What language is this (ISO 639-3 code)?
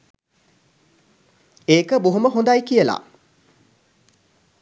sin